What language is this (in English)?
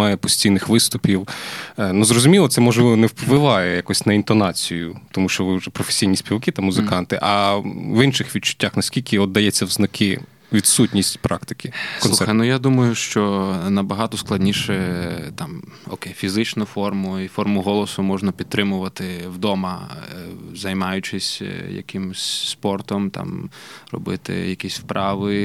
Ukrainian